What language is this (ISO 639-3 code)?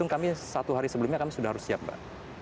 ind